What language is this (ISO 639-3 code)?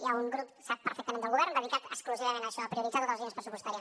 cat